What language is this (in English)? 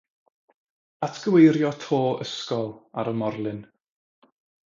Welsh